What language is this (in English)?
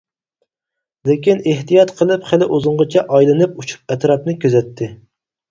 Uyghur